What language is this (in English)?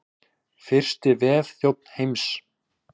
Icelandic